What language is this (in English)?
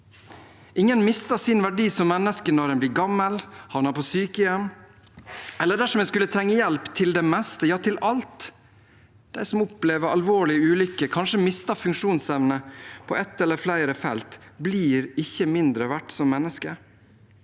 Norwegian